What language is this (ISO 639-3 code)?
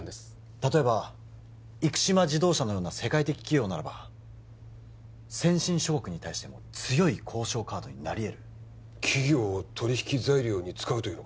jpn